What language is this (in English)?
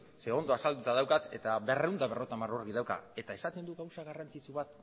Basque